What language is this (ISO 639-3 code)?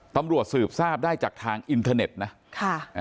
tha